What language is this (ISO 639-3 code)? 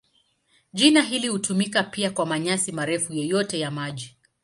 swa